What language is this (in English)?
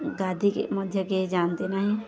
Odia